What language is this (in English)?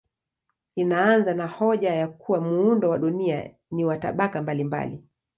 Swahili